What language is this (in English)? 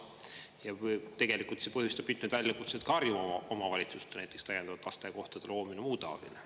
Estonian